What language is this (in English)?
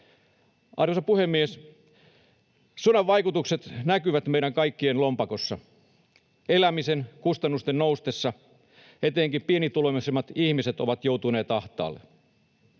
Finnish